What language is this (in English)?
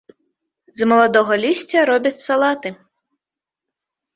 Belarusian